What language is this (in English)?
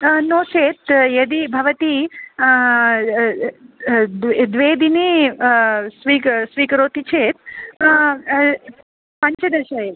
Sanskrit